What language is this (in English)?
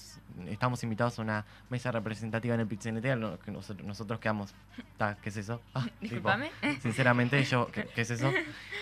Spanish